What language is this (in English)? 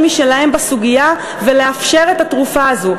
Hebrew